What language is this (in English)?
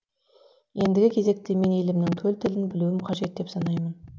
Kazakh